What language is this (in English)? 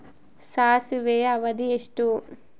Kannada